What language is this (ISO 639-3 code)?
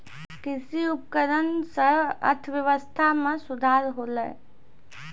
mai